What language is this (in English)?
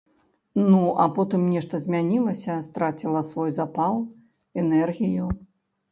Belarusian